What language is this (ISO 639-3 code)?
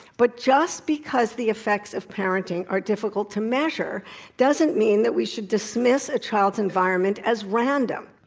eng